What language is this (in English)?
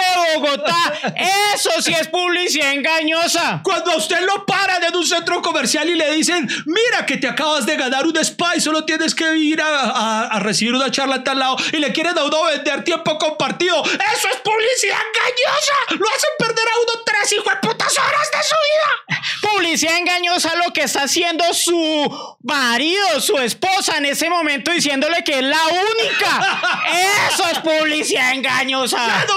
Spanish